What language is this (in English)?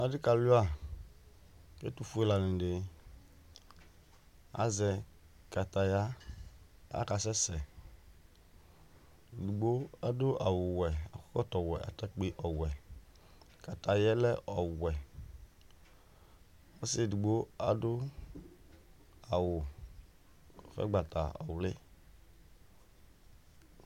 Ikposo